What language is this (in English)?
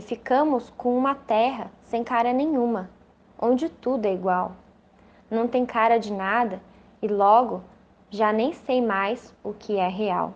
Portuguese